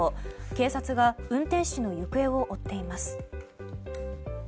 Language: Japanese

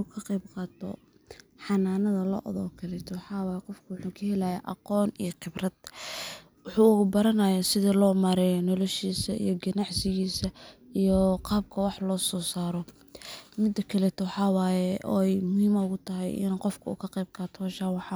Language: Somali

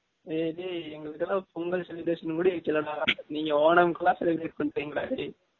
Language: Tamil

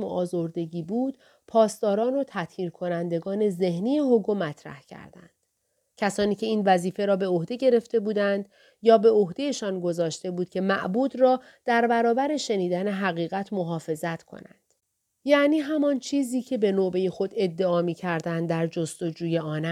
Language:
Persian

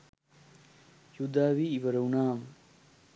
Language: Sinhala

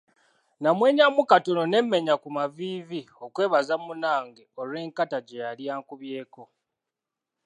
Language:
Ganda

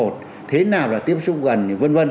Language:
Vietnamese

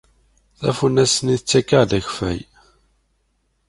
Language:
Kabyle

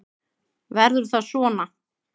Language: Icelandic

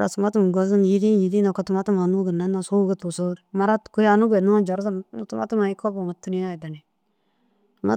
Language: Dazaga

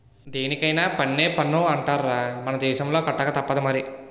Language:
Telugu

